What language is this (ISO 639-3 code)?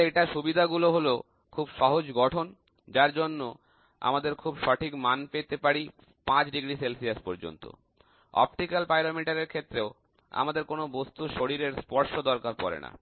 ben